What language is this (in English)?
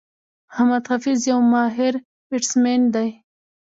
Pashto